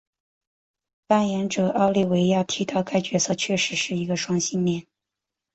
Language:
Chinese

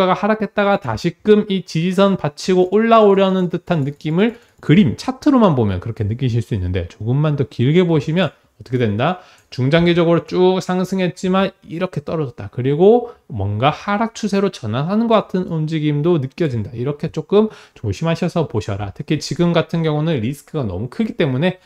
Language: Korean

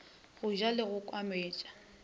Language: Northern Sotho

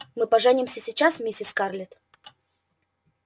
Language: Russian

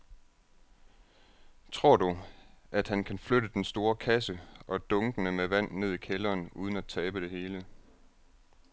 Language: Danish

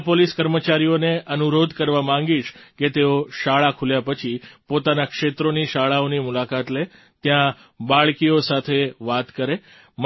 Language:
Gujarati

